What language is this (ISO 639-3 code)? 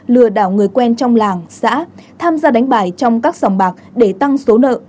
vie